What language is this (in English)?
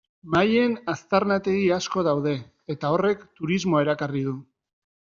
Basque